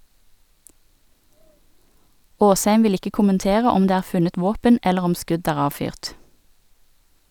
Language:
Norwegian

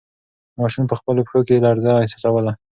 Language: Pashto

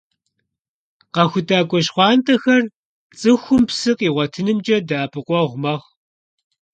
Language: Kabardian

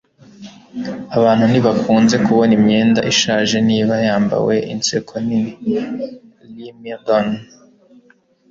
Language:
Kinyarwanda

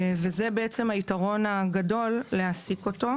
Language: Hebrew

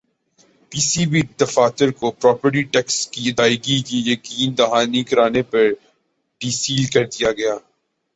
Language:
Urdu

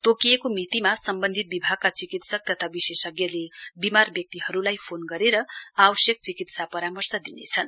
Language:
Nepali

